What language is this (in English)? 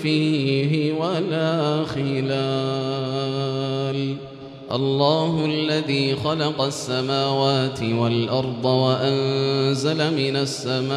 Arabic